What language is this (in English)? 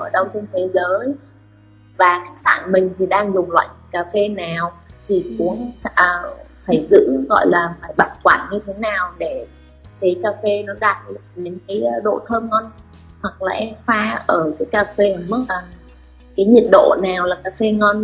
Vietnamese